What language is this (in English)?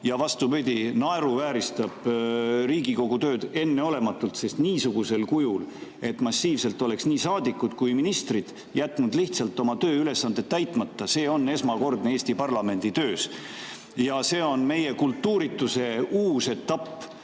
Estonian